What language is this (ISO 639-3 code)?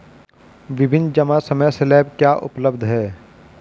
hin